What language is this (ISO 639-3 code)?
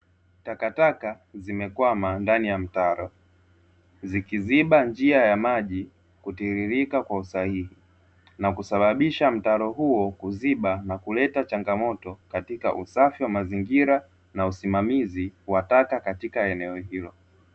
swa